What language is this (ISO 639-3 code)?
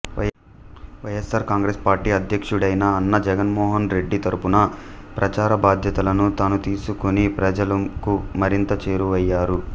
tel